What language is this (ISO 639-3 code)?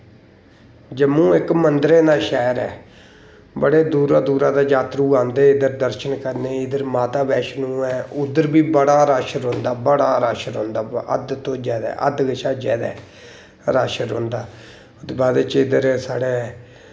doi